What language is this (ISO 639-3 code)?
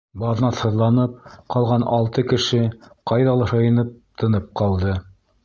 bak